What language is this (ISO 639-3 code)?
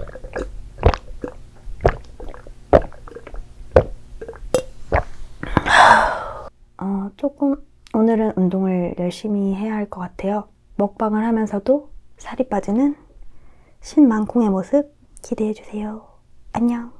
kor